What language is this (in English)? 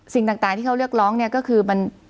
Thai